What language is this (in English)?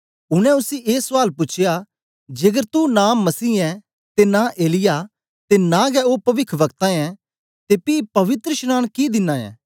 Dogri